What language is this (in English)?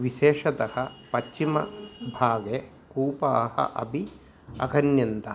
Sanskrit